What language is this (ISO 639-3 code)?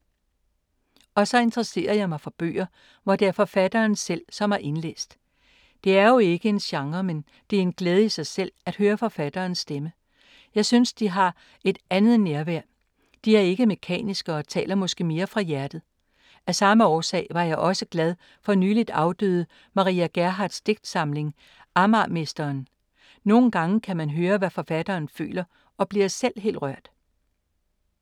dan